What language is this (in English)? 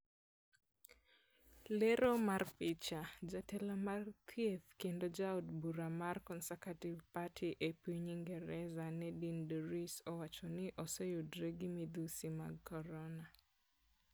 Luo (Kenya and Tanzania)